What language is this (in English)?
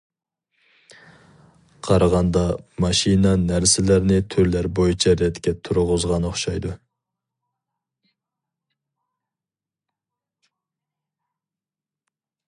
Uyghur